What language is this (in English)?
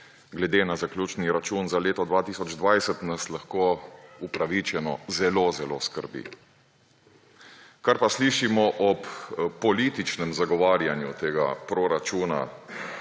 Slovenian